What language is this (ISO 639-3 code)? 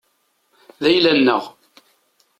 kab